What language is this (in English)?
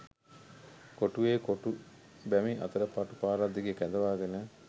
Sinhala